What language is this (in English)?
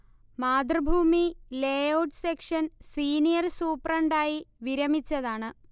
Malayalam